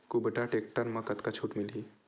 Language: Chhattisgarhi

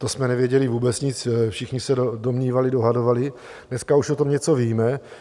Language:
Czech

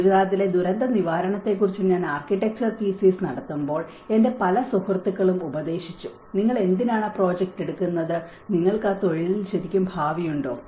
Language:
Malayalam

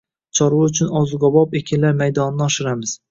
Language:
Uzbek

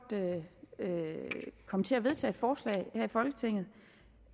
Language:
Danish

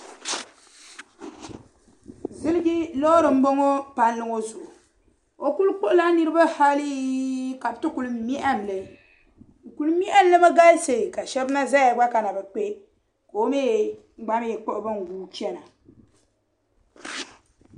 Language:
Dagbani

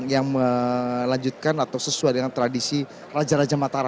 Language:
Indonesian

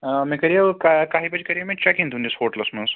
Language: Kashmiri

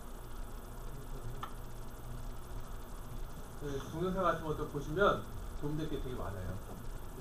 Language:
Korean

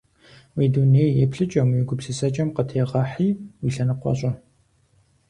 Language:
Kabardian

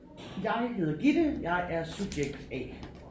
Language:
Danish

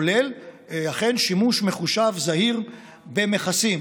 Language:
Hebrew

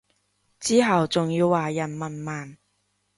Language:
Cantonese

